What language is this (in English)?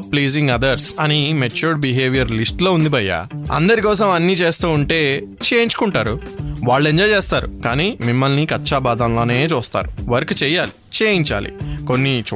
Telugu